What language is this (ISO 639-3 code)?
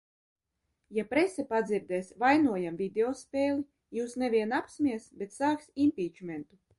lav